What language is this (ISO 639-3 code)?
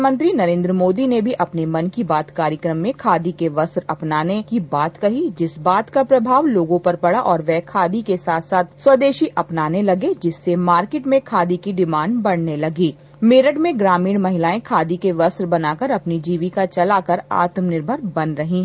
hin